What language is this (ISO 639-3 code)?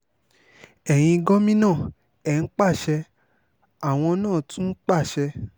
yor